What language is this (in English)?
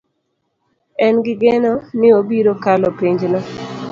Luo (Kenya and Tanzania)